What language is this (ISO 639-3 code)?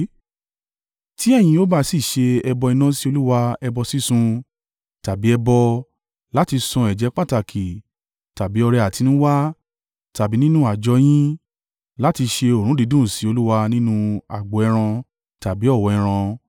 yor